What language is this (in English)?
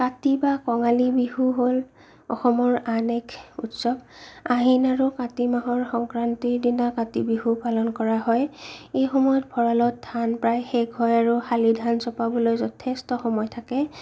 Assamese